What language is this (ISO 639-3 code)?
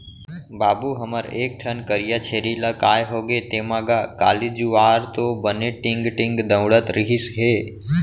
hne